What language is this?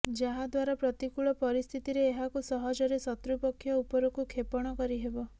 Odia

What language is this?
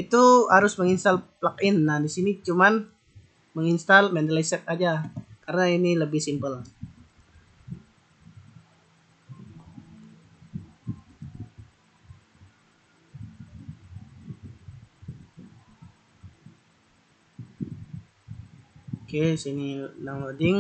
Indonesian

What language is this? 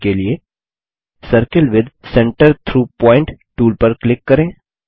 Hindi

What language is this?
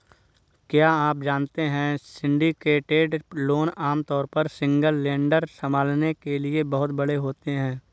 Hindi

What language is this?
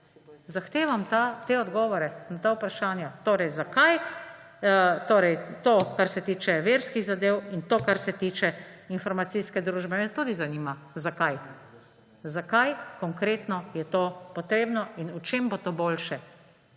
Slovenian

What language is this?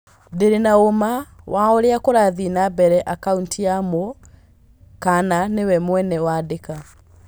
Kikuyu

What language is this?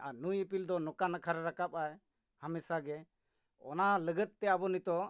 Santali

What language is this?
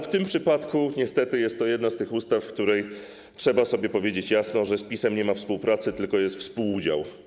Polish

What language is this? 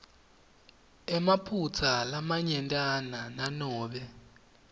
Swati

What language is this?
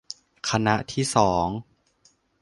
Thai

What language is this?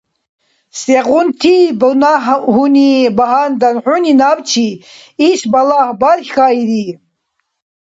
Dargwa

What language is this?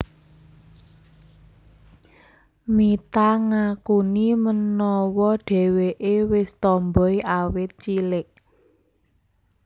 Javanese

